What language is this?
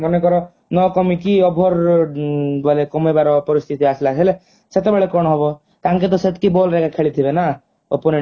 Odia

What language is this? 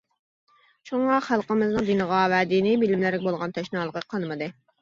Uyghur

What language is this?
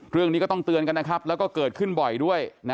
Thai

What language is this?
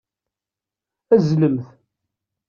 Kabyle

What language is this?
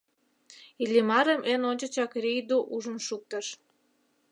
Mari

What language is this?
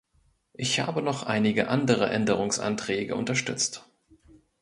German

